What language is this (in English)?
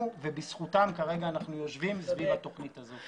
Hebrew